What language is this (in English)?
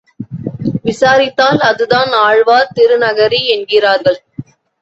Tamil